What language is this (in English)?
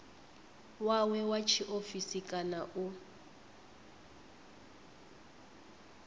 Venda